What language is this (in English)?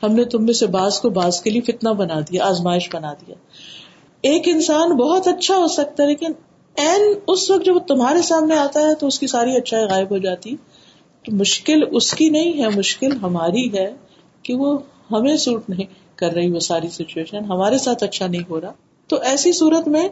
Urdu